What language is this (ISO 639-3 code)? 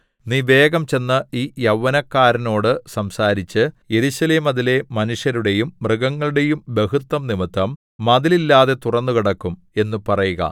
mal